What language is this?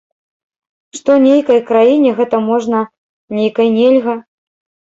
Belarusian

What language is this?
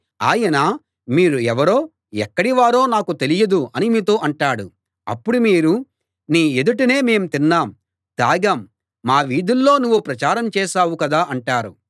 Telugu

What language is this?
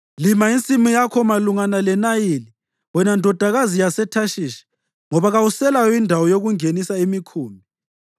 North Ndebele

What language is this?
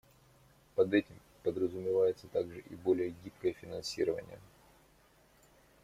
Russian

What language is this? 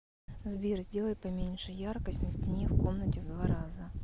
Russian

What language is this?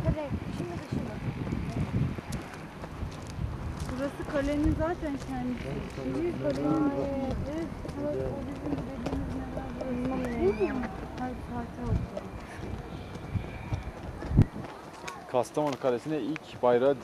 Turkish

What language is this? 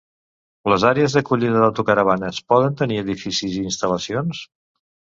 Catalan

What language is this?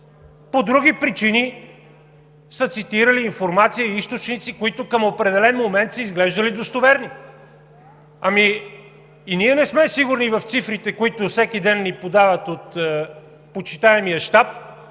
Bulgarian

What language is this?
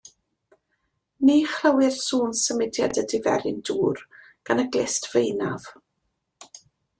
Welsh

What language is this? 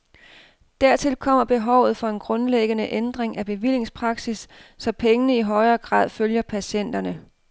Danish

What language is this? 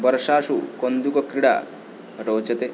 Sanskrit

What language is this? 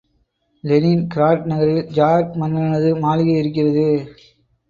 Tamil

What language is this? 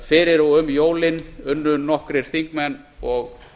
Icelandic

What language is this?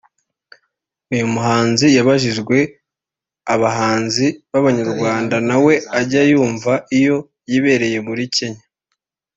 Kinyarwanda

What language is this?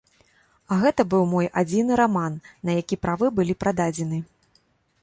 Belarusian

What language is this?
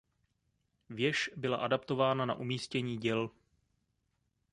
Czech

